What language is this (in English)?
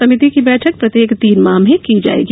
Hindi